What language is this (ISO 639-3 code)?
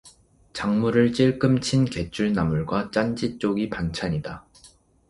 kor